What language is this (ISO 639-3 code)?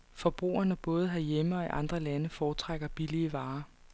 dan